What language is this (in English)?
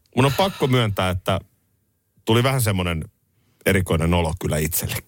Finnish